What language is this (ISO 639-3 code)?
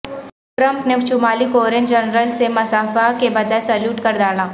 urd